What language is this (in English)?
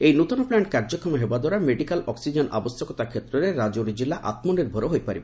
Odia